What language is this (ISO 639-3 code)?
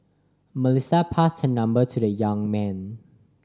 eng